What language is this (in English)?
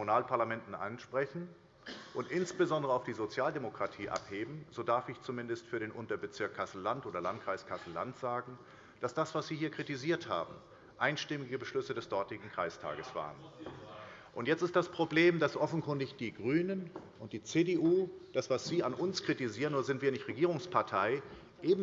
German